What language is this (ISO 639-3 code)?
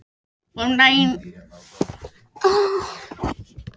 isl